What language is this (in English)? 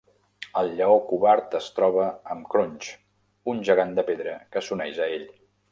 Catalan